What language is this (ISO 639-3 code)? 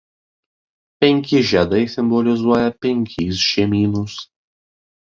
lit